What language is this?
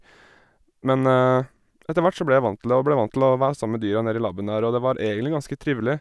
Norwegian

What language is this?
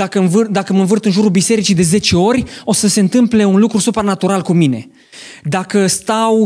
Romanian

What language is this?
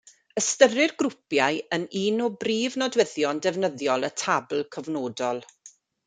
Welsh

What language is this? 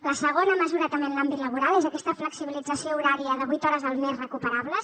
Catalan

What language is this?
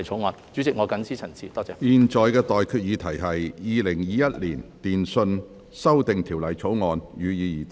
Cantonese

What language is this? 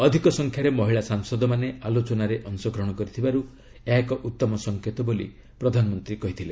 Odia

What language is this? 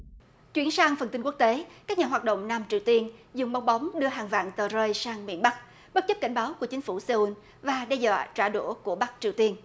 Vietnamese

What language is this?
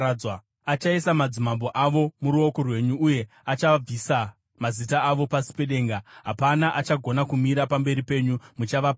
Shona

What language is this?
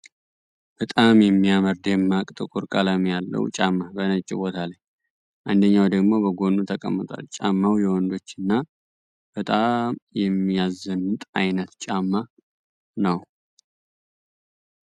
Amharic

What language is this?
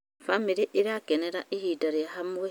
Kikuyu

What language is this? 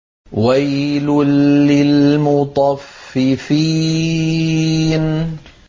Arabic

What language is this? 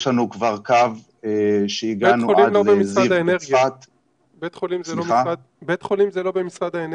Hebrew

